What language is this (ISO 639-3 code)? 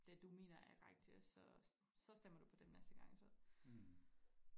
dan